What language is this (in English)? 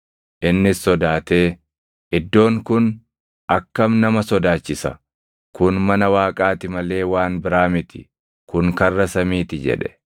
Oromo